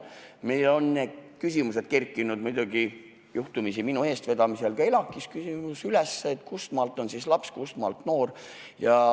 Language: Estonian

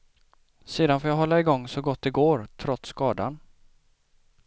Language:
Swedish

